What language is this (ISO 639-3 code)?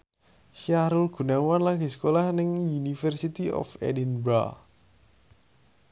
jav